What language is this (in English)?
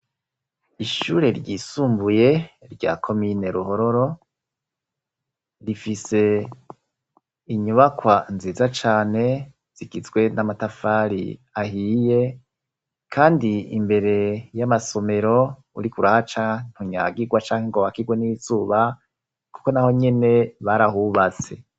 Rundi